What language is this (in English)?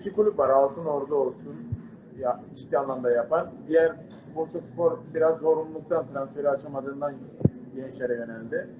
Turkish